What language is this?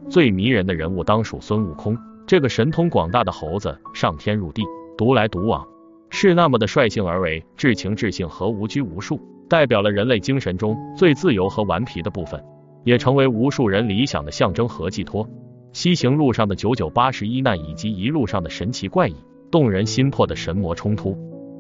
Chinese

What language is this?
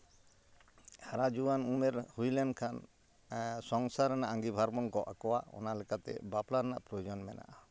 Santali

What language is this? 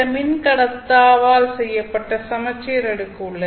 Tamil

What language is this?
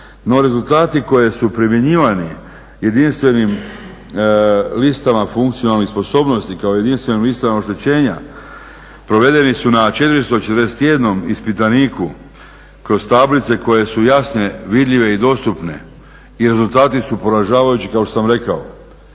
Croatian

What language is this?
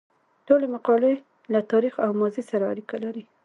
Pashto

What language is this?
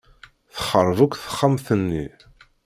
Kabyle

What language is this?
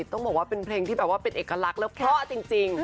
Thai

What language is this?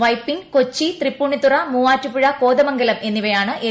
Malayalam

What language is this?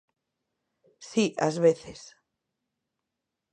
Galician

